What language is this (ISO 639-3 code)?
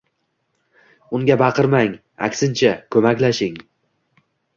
uzb